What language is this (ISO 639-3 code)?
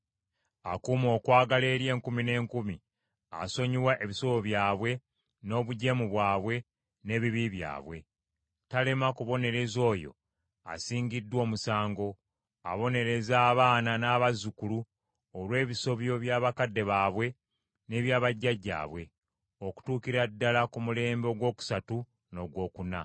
lug